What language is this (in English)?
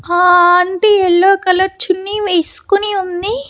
Telugu